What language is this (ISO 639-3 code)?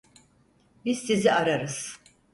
tur